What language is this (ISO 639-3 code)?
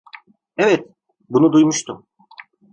tur